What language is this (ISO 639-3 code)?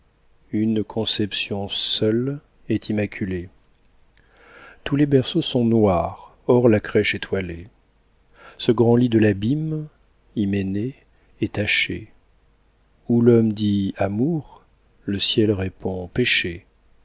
fra